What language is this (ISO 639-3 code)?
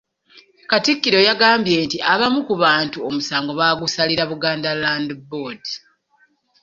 lug